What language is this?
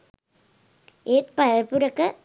Sinhala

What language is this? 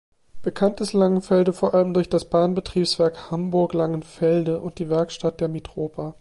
German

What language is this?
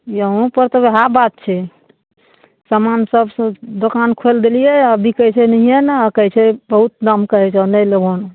Maithili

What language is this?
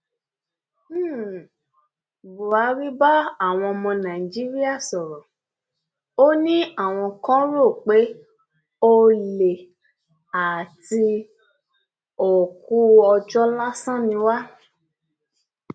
Yoruba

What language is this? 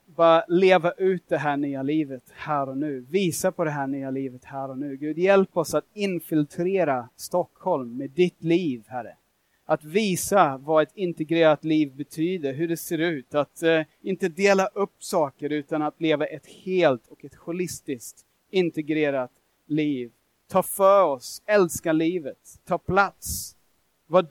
Swedish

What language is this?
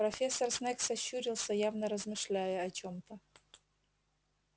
Russian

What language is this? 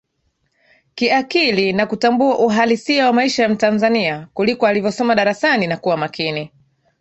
Swahili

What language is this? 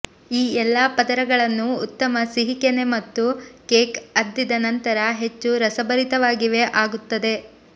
Kannada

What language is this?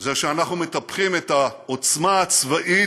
Hebrew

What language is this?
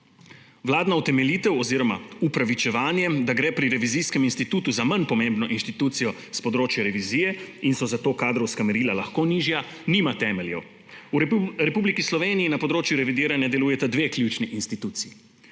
Slovenian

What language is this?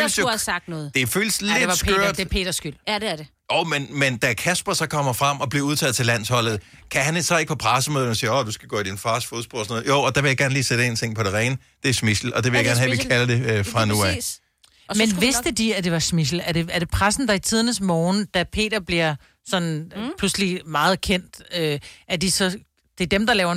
Danish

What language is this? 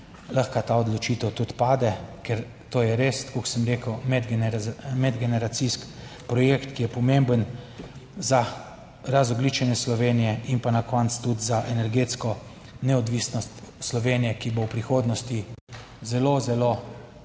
Slovenian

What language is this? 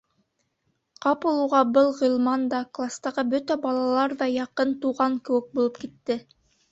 Bashkir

